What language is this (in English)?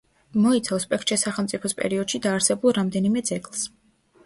Georgian